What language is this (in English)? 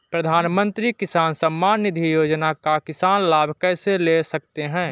Hindi